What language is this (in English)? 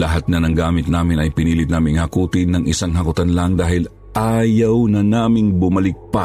Filipino